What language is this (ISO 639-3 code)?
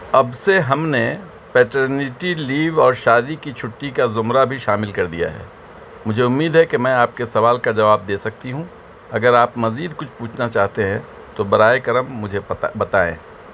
urd